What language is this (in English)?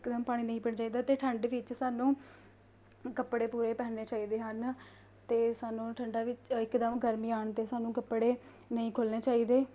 Punjabi